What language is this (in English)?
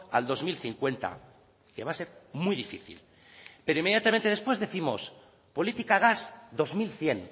Spanish